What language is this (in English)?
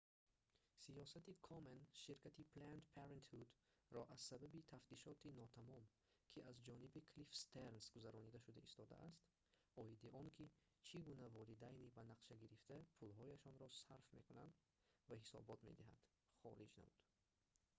Tajik